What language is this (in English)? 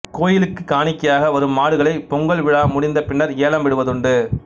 Tamil